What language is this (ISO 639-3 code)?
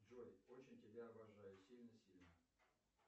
rus